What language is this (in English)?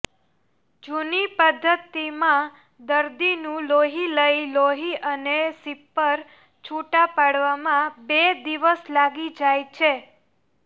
Gujarati